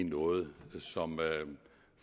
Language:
Danish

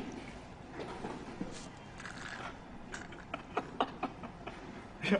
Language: Korean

